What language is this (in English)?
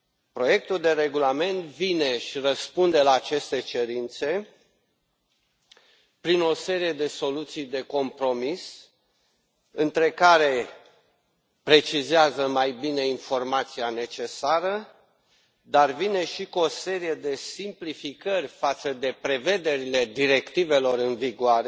Romanian